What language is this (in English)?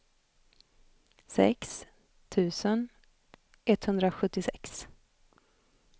Swedish